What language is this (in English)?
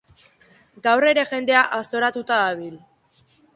Basque